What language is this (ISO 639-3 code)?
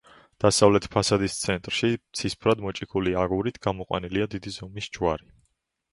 kat